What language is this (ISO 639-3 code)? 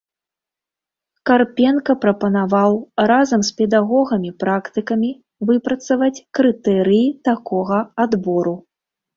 bel